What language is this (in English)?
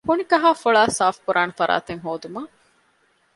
Divehi